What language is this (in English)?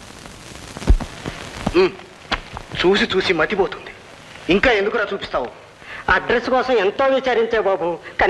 Telugu